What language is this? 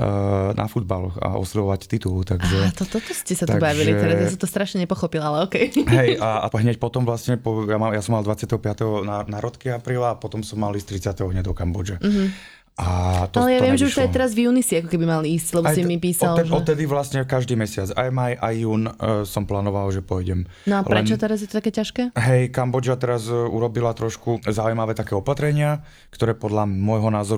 Slovak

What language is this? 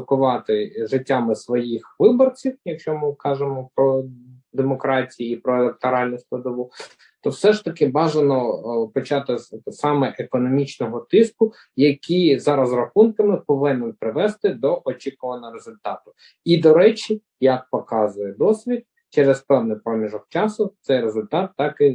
Ukrainian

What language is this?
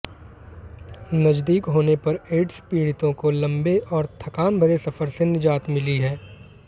Hindi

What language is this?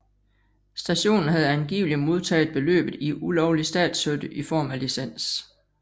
Danish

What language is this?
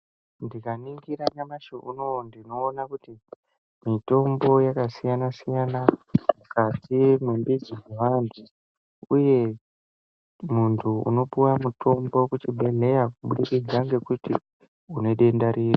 Ndau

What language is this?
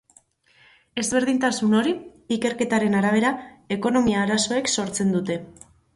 Basque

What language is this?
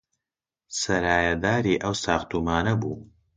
Central Kurdish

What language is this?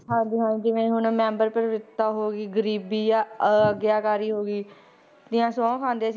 Punjabi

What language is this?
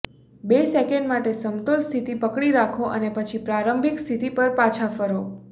Gujarati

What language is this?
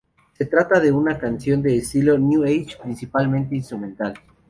Spanish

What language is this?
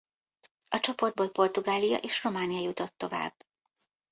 Hungarian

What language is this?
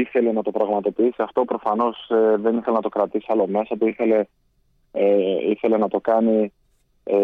Greek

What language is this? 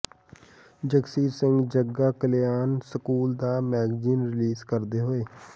Punjabi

